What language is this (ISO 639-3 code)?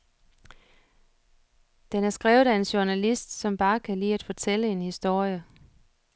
dan